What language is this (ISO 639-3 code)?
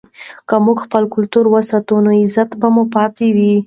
pus